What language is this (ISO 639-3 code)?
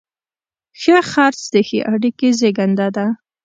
pus